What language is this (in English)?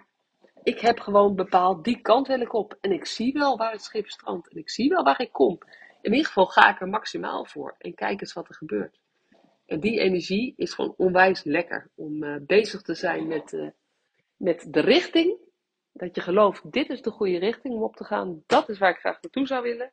Dutch